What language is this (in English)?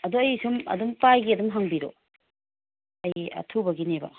Manipuri